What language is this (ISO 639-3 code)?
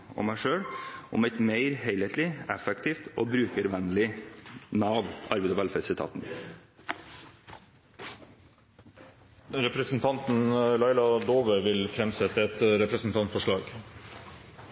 nor